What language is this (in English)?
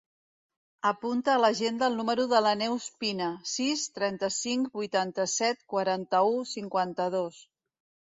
Catalan